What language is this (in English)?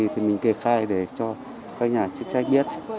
Vietnamese